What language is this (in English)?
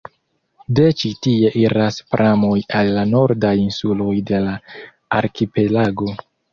Esperanto